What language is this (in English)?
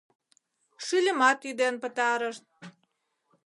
Mari